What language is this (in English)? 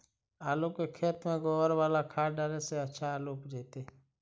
Magahi